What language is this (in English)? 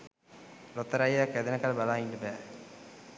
Sinhala